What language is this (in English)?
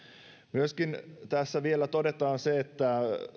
Finnish